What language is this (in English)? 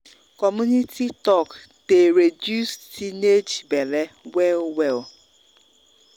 Nigerian Pidgin